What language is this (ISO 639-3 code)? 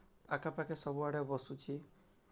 ori